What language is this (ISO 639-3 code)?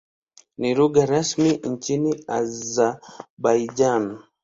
swa